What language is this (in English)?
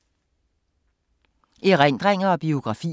Danish